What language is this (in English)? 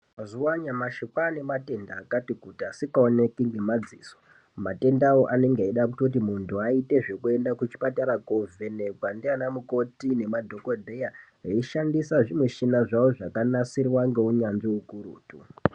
Ndau